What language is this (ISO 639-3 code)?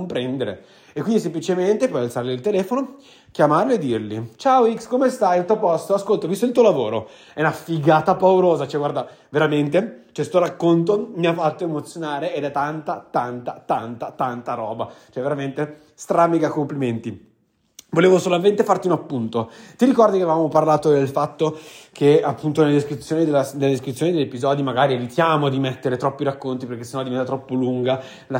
ita